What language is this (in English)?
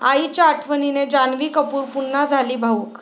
Marathi